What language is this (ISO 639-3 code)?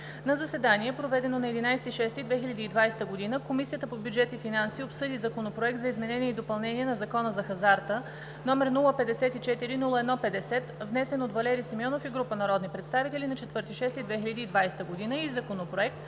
bul